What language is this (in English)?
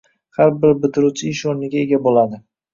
Uzbek